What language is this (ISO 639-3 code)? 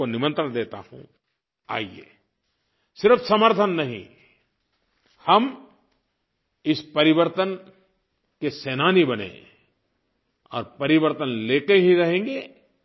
hin